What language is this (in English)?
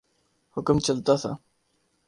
Urdu